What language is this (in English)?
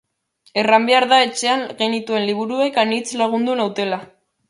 Basque